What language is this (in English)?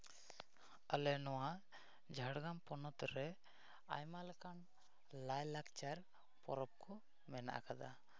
Santali